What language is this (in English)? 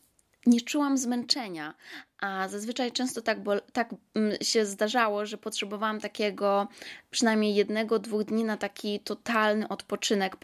Polish